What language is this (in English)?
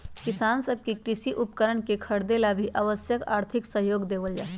Magahi